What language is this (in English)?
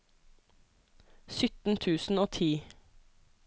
Norwegian